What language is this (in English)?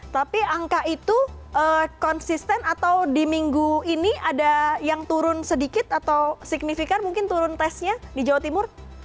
Indonesian